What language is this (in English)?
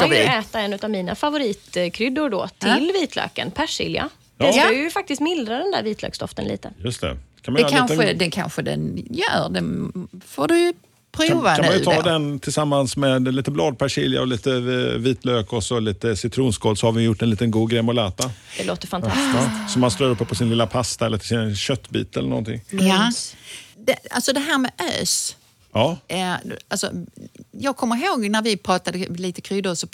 Swedish